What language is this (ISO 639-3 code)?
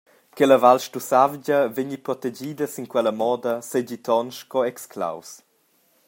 roh